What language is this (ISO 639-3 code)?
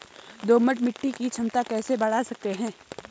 hin